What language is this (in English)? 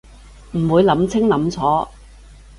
Cantonese